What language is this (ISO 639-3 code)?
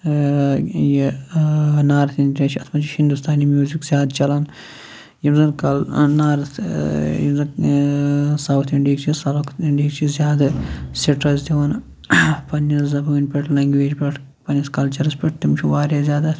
kas